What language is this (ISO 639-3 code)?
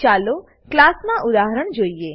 guj